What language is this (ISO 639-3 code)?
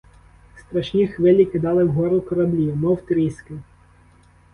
ukr